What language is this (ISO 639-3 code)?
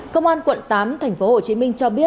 vie